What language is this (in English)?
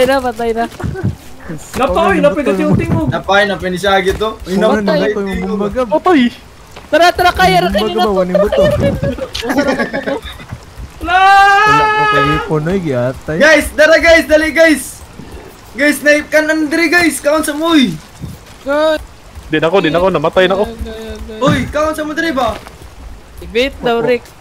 Indonesian